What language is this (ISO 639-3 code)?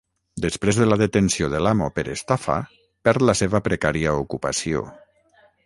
cat